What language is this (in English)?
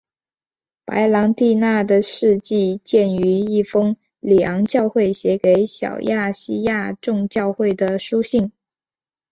Chinese